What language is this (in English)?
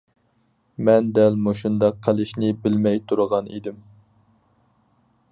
Uyghur